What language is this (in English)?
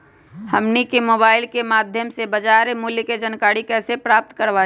Magahi